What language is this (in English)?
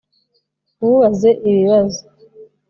Kinyarwanda